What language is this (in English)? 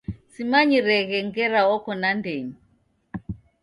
Taita